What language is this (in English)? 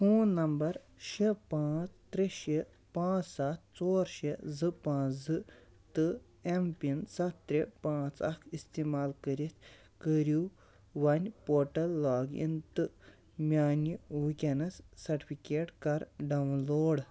Kashmiri